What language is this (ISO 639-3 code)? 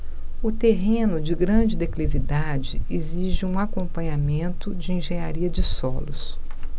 por